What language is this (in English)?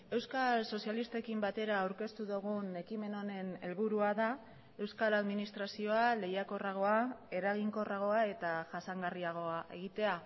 Basque